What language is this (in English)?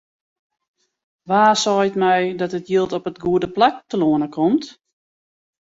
Western Frisian